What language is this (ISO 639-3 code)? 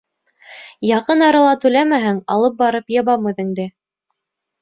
bak